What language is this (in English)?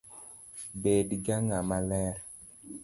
Luo (Kenya and Tanzania)